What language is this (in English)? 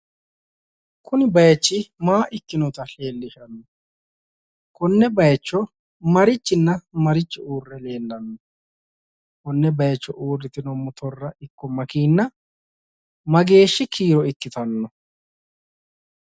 Sidamo